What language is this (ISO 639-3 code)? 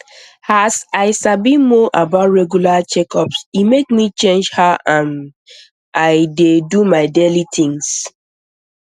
pcm